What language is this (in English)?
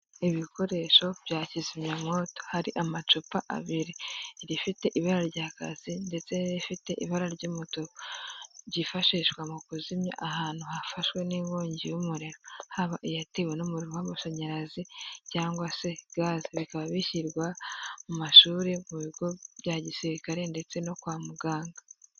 Kinyarwanda